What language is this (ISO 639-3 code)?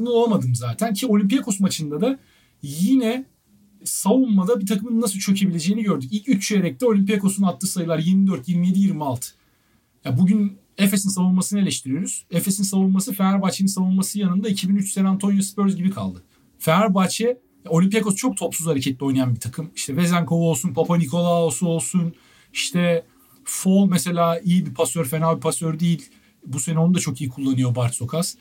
tur